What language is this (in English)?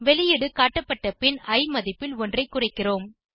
Tamil